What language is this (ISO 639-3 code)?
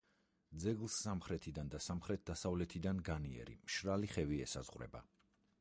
kat